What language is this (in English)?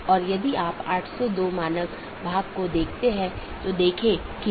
Hindi